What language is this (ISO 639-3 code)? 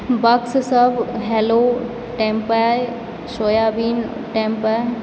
mai